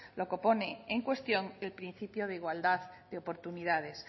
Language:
Spanish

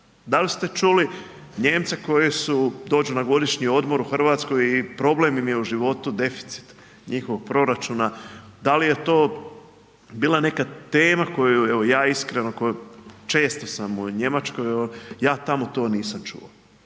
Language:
Croatian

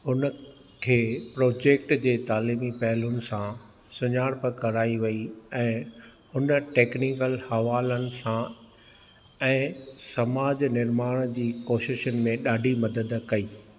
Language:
Sindhi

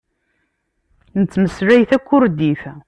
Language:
Kabyle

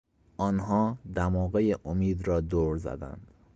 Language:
Persian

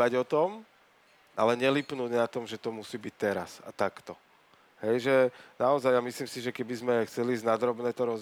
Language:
Slovak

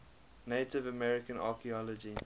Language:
English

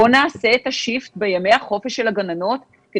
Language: Hebrew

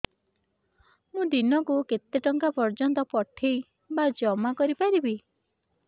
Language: Odia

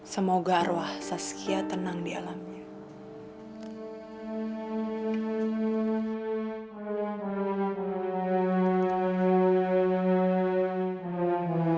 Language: Indonesian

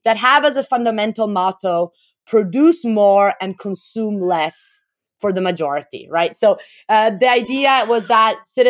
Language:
English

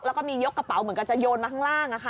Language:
Thai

